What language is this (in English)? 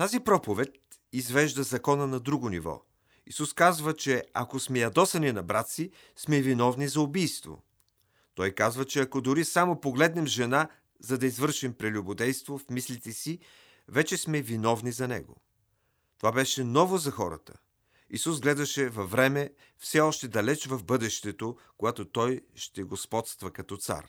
Bulgarian